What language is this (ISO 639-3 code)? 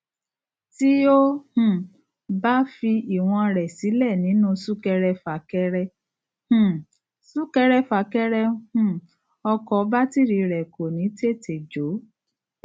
yor